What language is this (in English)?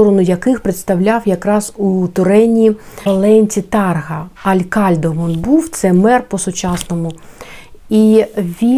Ukrainian